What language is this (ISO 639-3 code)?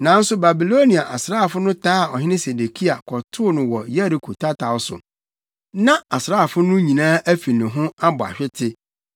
aka